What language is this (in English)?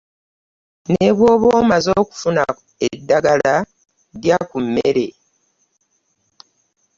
Ganda